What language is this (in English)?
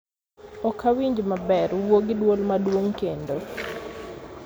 Luo (Kenya and Tanzania)